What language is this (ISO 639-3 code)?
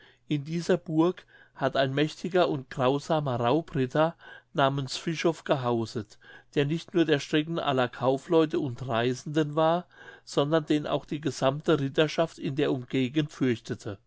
deu